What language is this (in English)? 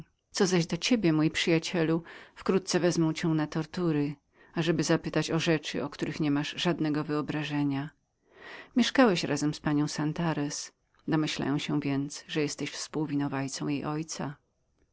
Polish